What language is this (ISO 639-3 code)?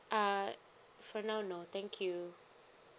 eng